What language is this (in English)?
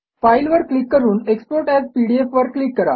Marathi